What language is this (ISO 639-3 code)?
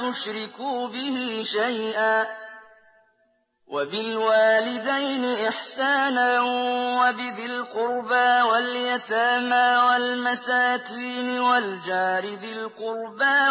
ara